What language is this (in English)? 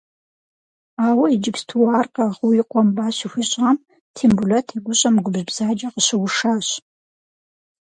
Kabardian